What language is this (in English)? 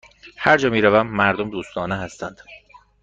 Persian